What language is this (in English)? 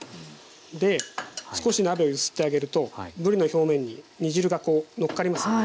Japanese